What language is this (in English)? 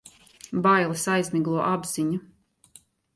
Latvian